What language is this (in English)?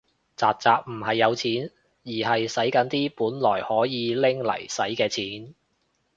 Cantonese